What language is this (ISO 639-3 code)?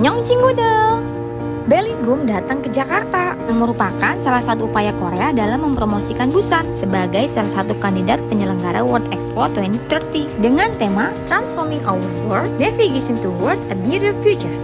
ind